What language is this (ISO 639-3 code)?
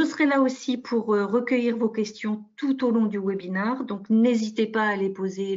fra